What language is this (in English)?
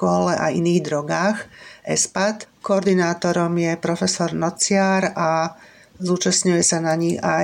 Slovak